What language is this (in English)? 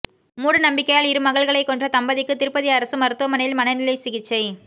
Tamil